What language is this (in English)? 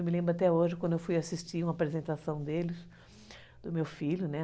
Portuguese